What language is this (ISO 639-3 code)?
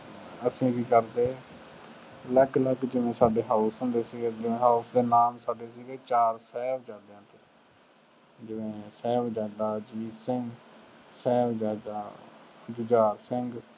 pan